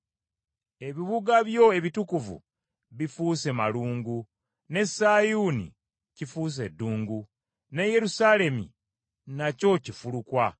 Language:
Ganda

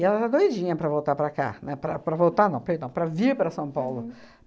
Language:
Portuguese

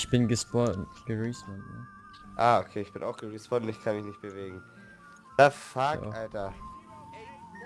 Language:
German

